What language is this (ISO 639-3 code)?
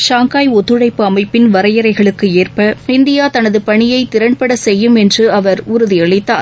tam